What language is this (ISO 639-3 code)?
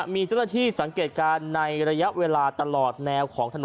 tha